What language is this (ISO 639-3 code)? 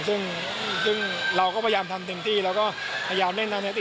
tha